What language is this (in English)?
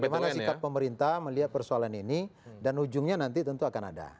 Indonesian